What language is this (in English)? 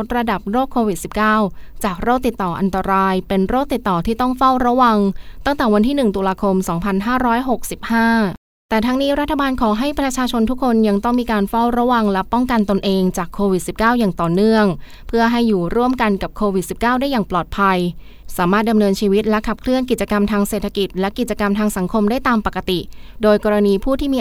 Thai